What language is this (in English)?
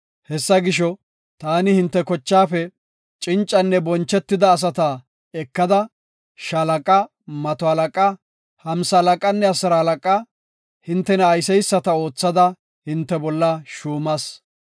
Gofa